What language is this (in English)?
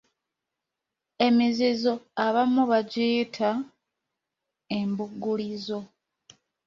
Ganda